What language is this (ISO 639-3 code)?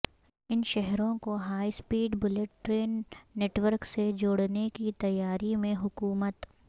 urd